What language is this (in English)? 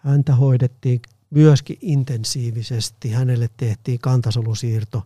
Finnish